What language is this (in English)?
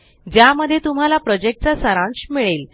Marathi